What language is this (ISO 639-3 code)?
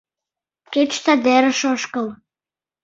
chm